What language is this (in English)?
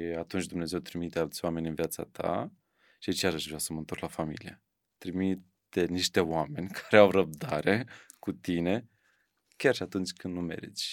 Romanian